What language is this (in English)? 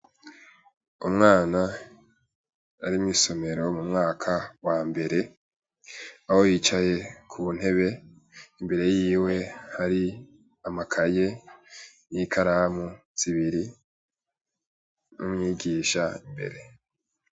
Rundi